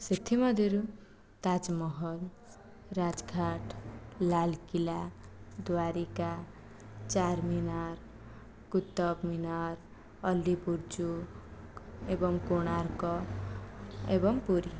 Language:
Odia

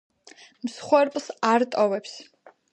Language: Georgian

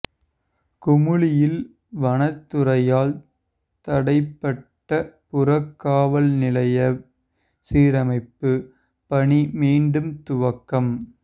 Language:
Tamil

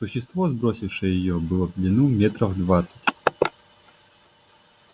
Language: Russian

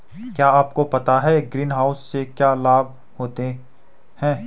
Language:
Hindi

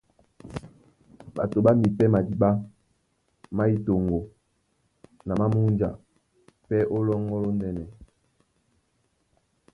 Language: Duala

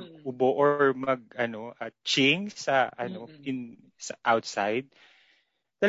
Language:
Filipino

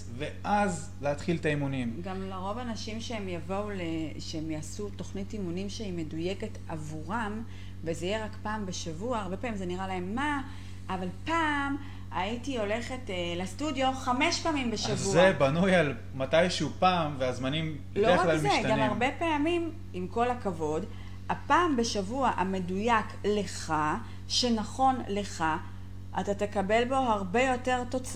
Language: Hebrew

